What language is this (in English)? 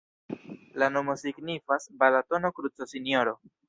Esperanto